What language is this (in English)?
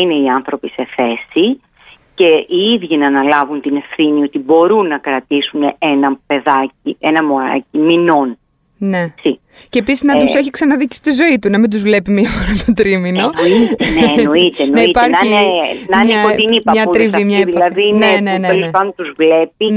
Greek